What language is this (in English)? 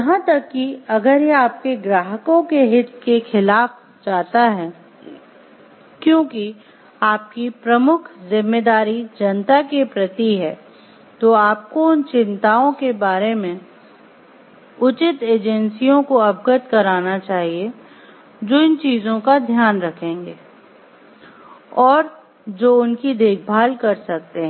Hindi